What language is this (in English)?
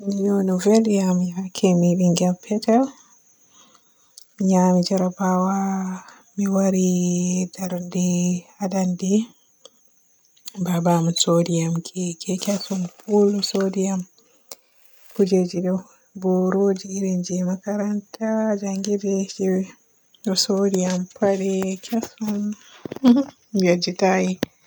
Borgu Fulfulde